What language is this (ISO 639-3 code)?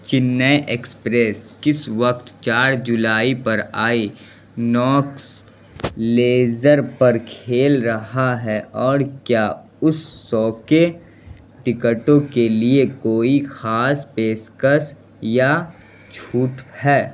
urd